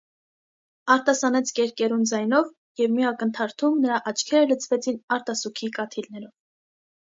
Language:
Armenian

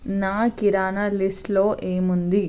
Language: Telugu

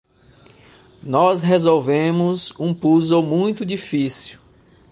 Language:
Portuguese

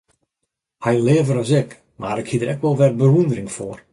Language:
Western Frisian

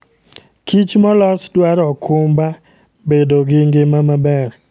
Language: Luo (Kenya and Tanzania)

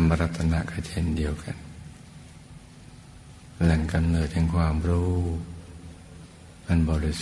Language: Thai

